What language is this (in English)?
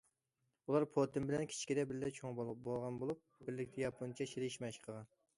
Uyghur